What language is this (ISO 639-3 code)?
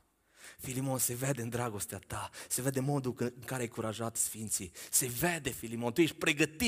ron